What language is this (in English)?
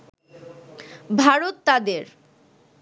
Bangla